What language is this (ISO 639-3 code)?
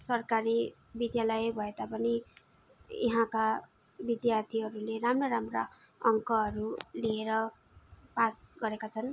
nep